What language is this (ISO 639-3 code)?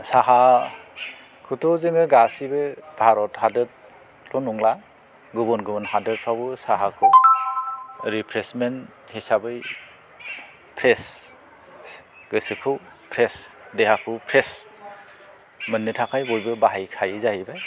brx